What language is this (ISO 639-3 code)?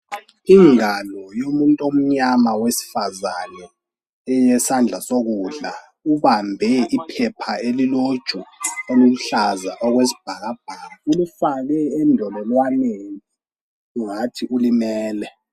nde